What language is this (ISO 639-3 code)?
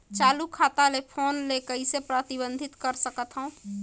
hne